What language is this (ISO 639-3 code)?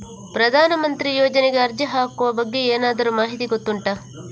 kan